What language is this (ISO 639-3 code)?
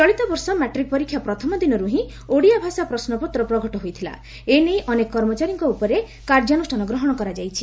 ori